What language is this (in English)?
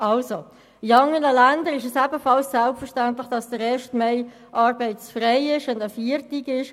Swiss German